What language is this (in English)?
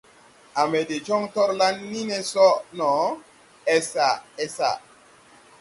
Tupuri